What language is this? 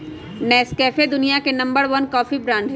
Magahi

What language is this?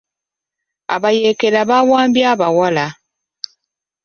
Ganda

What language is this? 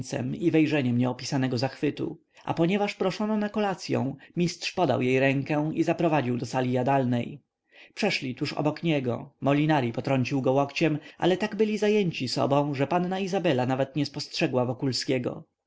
Polish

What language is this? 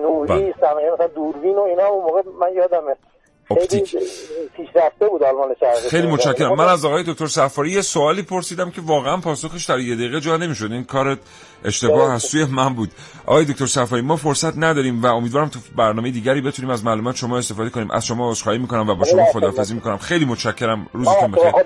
Persian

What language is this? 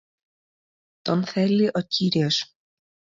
Greek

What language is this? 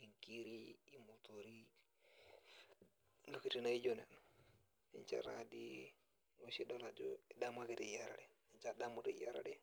Masai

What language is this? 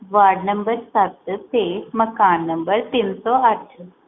Punjabi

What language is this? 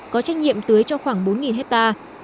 Vietnamese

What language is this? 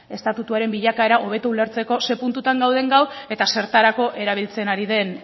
Basque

